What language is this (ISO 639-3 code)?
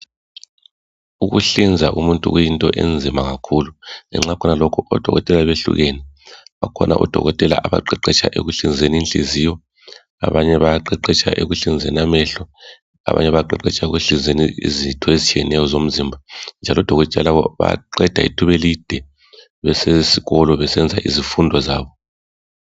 nde